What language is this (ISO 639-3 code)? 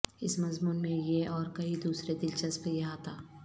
urd